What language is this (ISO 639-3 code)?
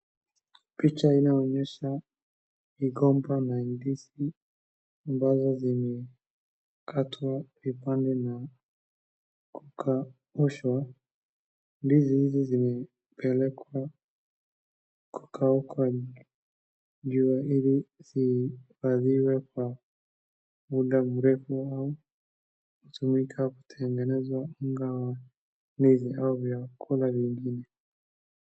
swa